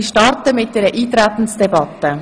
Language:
Swiss German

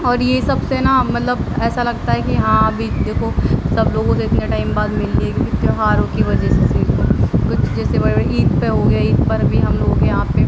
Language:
Urdu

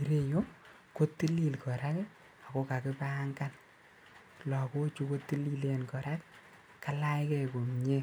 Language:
Kalenjin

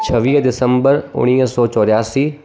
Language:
Sindhi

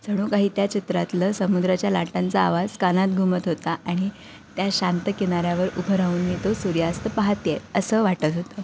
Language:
Marathi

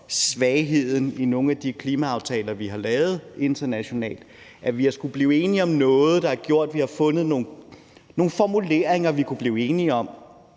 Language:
Danish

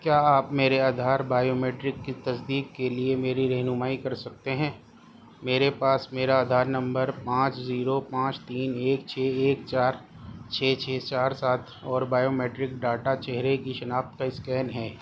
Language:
Urdu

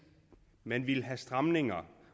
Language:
Danish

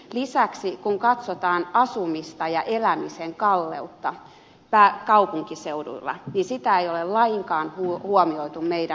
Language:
Finnish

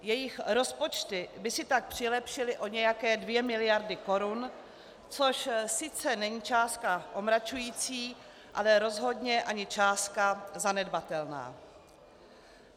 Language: Czech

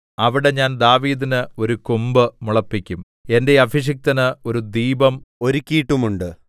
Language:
Malayalam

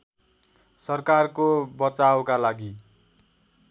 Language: Nepali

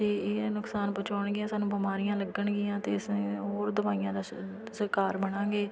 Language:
Punjabi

